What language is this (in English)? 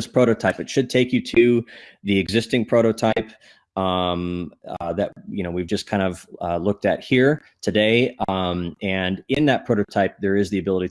English